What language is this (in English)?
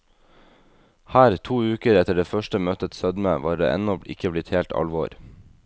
Norwegian